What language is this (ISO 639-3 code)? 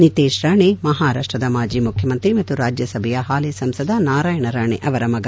kan